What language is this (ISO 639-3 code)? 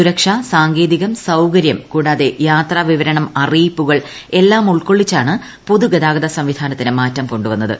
mal